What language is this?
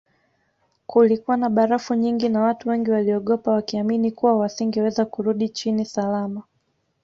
Swahili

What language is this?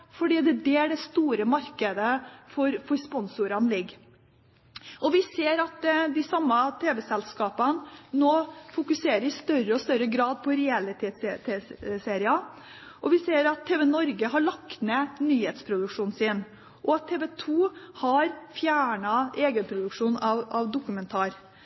Norwegian Bokmål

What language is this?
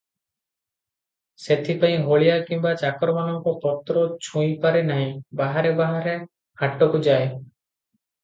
Odia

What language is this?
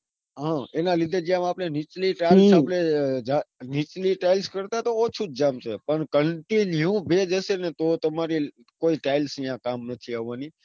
Gujarati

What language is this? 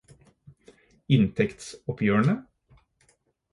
Norwegian Bokmål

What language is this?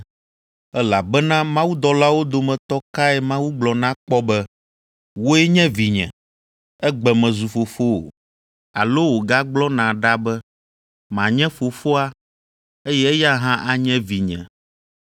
Ewe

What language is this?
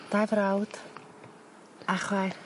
Welsh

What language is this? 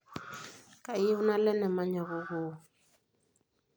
Masai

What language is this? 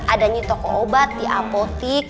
Indonesian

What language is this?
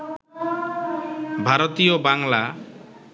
Bangla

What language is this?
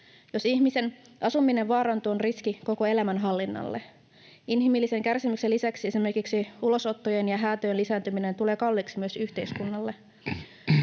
Finnish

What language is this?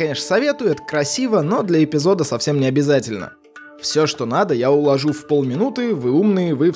Russian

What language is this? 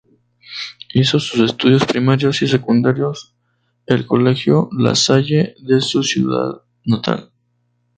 Spanish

